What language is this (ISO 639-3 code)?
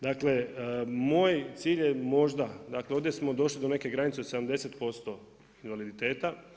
hrv